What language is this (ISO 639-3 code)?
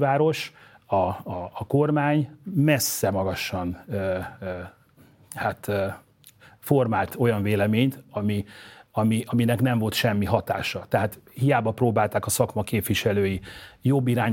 hun